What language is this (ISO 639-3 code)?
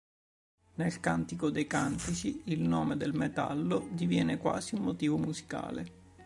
ita